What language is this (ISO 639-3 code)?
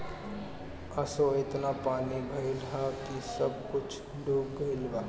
bho